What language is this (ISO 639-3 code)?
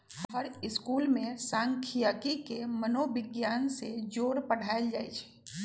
mag